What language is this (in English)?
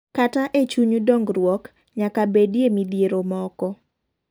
Luo (Kenya and Tanzania)